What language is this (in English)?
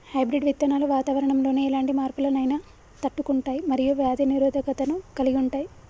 Telugu